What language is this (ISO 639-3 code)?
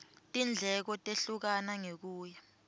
ssw